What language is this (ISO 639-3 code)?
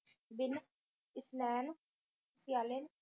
pan